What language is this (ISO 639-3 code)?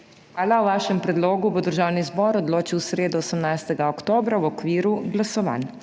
slv